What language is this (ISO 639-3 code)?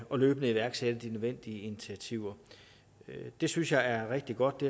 dan